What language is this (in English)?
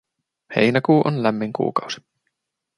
Finnish